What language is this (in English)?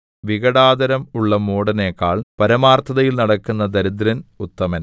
Malayalam